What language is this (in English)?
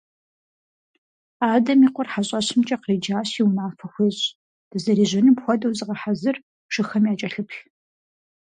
Kabardian